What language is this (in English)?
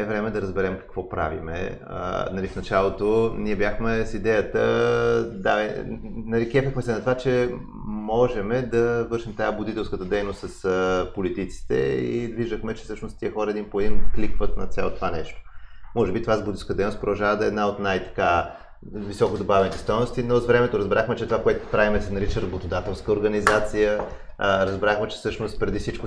Bulgarian